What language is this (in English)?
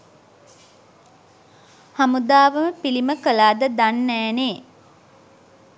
Sinhala